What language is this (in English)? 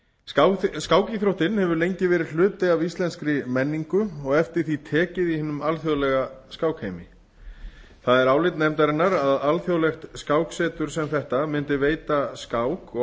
Icelandic